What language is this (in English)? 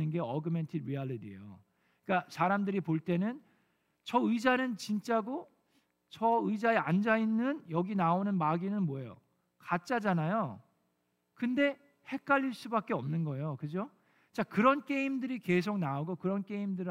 Korean